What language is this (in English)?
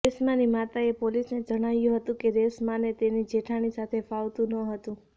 Gujarati